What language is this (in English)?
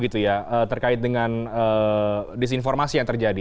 Indonesian